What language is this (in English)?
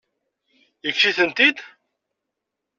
Kabyle